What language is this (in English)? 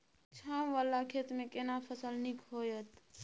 Maithili